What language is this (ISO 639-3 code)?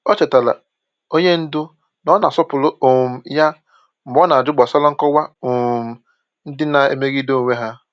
ibo